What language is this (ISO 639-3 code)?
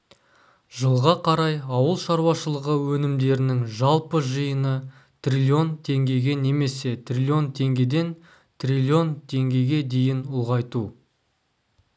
kaz